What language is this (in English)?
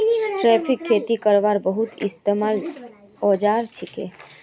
Magahi